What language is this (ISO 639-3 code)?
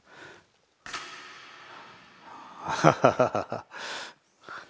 jpn